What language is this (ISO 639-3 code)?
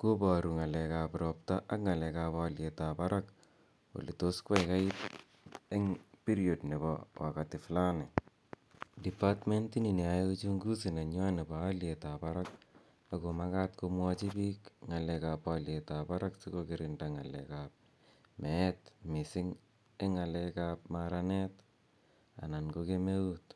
kln